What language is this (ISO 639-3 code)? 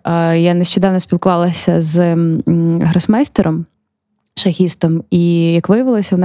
ukr